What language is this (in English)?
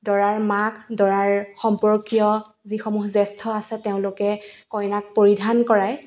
Assamese